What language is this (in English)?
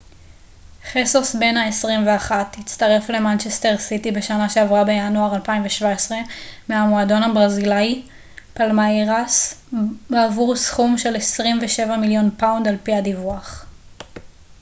Hebrew